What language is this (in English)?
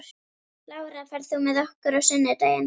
Icelandic